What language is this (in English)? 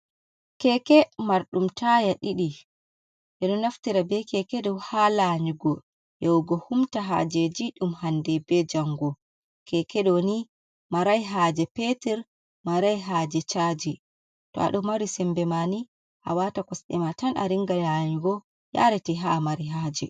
Fula